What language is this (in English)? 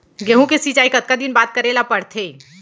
Chhattisgarhi